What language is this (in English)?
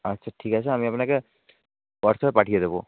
Bangla